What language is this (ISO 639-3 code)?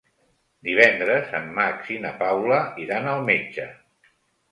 cat